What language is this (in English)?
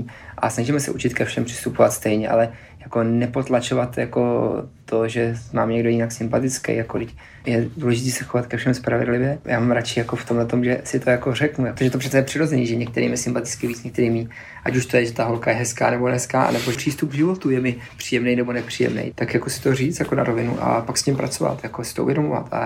Czech